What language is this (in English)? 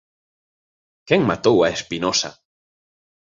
Galician